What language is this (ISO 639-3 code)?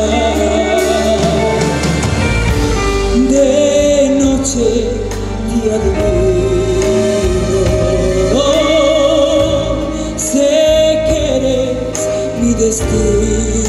ell